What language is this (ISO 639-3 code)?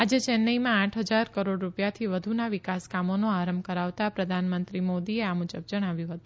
guj